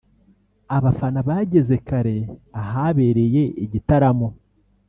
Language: Kinyarwanda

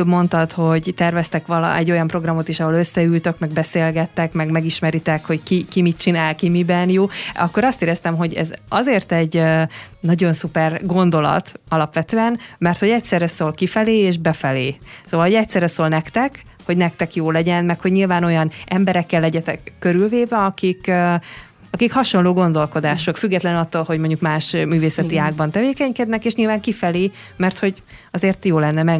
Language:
Hungarian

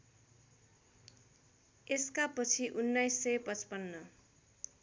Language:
Nepali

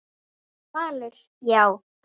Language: Icelandic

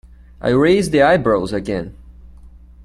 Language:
English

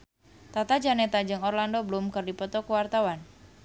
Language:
Sundanese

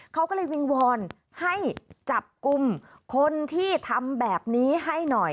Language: Thai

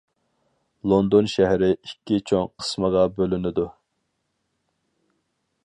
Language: Uyghur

